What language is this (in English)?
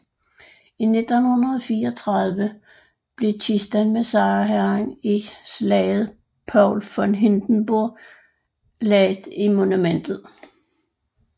Danish